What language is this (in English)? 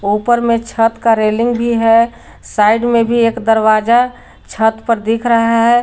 Hindi